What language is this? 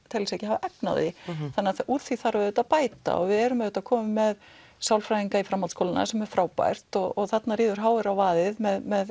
Icelandic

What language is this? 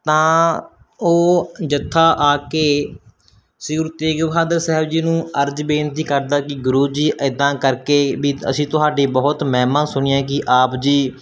Punjabi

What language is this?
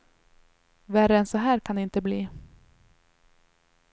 Swedish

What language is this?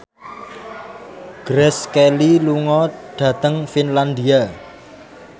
Javanese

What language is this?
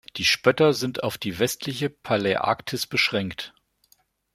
German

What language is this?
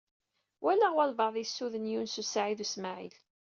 Kabyle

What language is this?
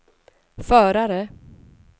Swedish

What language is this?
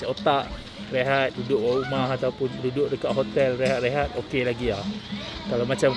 Malay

